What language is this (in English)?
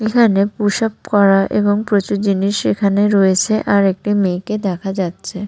Bangla